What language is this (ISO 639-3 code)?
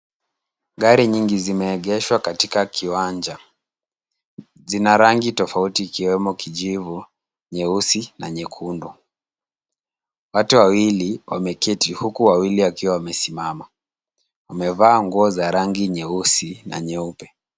swa